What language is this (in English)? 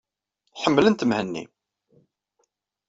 Kabyle